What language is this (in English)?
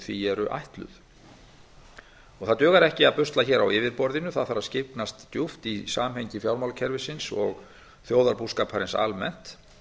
Icelandic